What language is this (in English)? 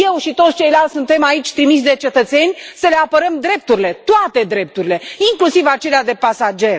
Romanian